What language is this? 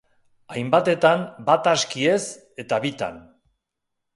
Basque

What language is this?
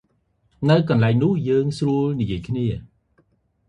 Khmer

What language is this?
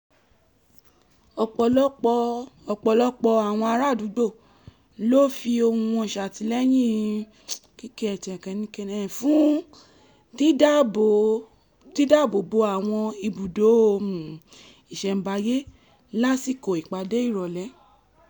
Yoruba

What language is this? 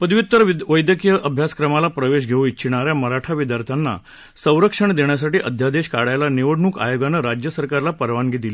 Marathi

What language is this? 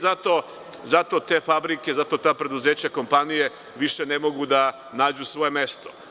Serbian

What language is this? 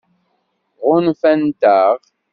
Kabyle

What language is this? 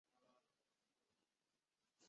Chinese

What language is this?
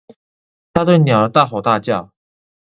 Chinese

